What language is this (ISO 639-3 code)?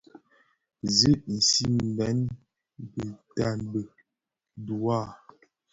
ksf